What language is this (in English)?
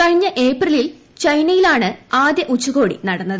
Malayalam